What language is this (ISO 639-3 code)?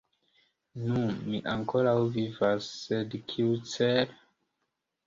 epo